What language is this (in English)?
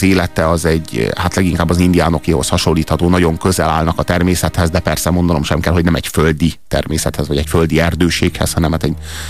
Hungarian